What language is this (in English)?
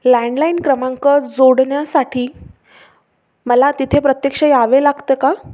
Marathi